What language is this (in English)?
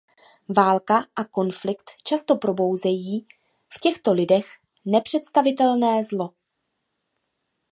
Czech